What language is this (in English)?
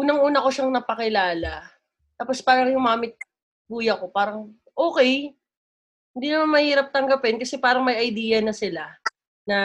Filipino